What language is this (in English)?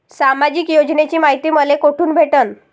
Marathi